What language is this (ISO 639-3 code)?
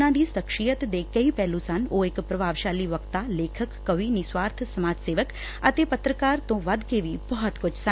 pan